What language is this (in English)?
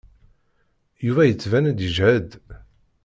Kabyle